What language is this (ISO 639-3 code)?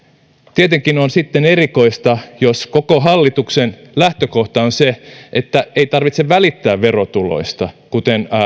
fin